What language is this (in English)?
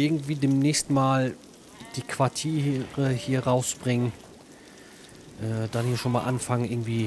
German